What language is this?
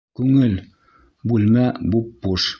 Bashkir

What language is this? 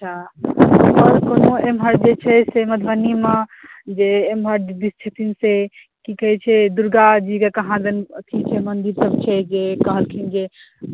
Maithili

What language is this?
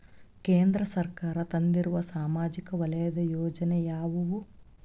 Kannada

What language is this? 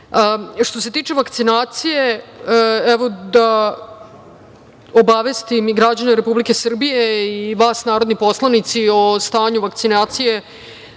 Serbian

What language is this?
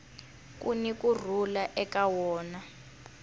Tsonga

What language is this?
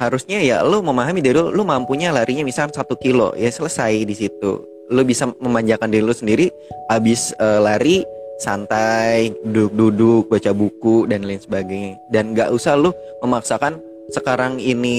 Indonesian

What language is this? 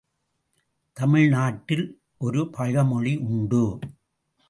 Tamil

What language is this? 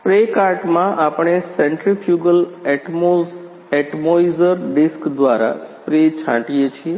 Gujarati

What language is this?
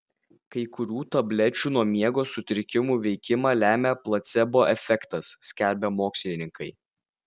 Lithuanian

